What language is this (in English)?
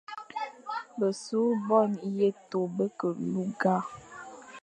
Fang